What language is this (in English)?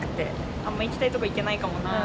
Japanese